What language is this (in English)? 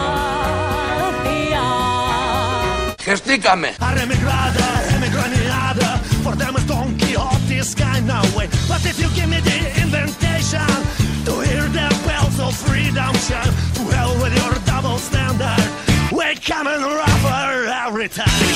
Greek